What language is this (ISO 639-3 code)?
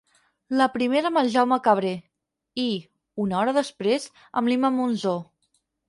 cat